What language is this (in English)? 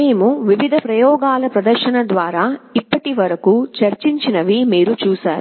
Telugu